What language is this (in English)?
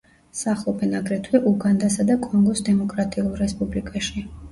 Georgian